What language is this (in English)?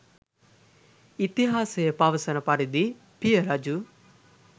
Sinhala